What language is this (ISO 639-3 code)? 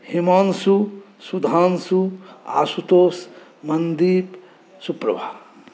mai